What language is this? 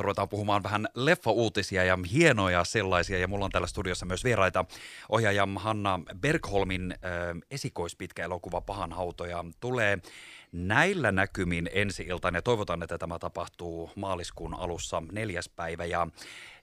Finnish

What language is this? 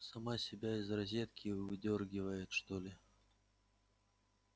Russian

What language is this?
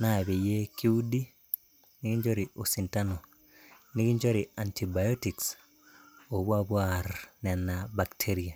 Masai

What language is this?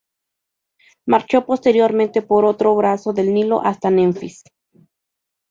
Spanish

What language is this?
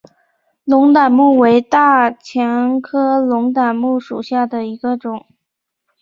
Chinese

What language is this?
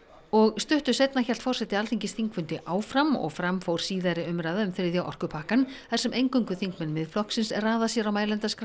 Icelandic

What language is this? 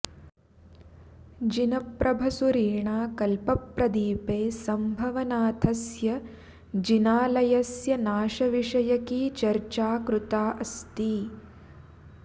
Sanskrit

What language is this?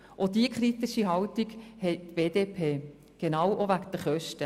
Swiss German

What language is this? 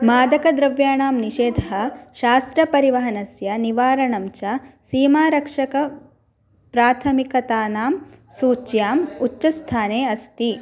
Sanskrit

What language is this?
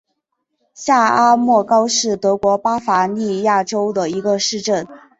Chinese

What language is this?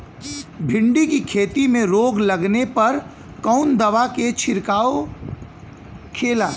Bhojpuri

